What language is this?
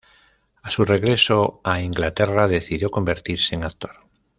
Spanish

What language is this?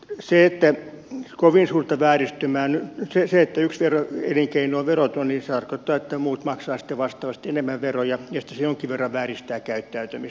Finnish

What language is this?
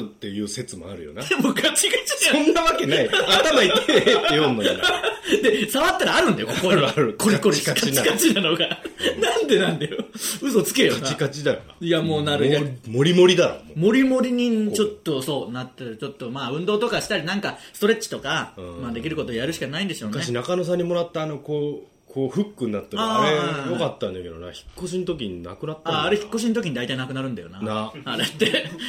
Japanese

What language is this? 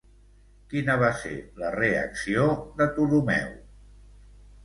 Catalan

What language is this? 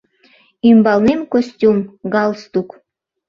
Mari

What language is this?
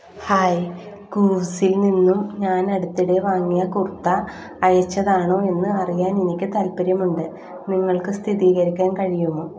Malayalam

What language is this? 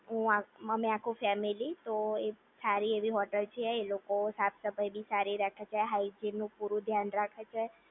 Gujarati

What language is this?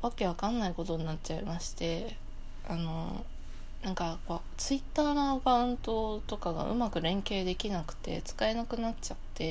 Japanese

